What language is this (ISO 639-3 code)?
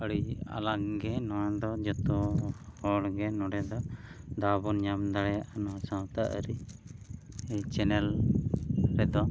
sat